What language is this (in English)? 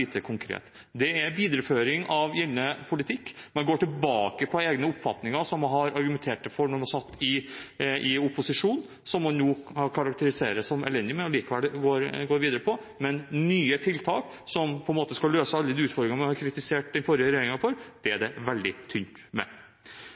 Norwegian Bokmål